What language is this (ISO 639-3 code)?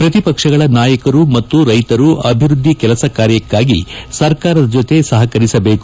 kan